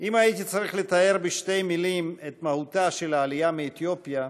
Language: Hebrew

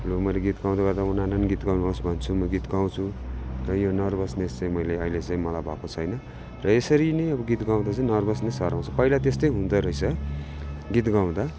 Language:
Nepali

